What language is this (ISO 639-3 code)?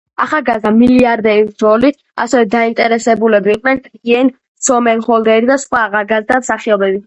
kat